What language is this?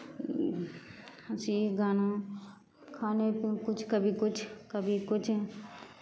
Maithili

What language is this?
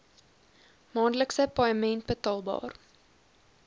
Afrikaans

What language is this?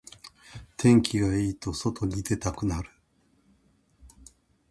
Japanese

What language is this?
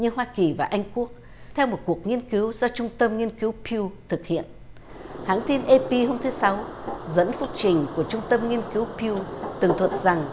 Vietnamese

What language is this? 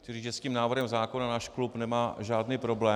Czech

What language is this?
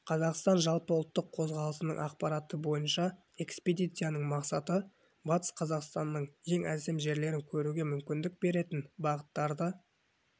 Kazakh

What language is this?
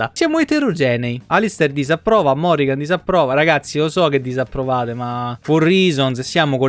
Italian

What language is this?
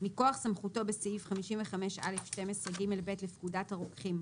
Hebrew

